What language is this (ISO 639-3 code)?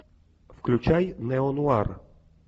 rus